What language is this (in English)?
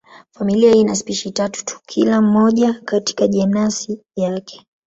Swahili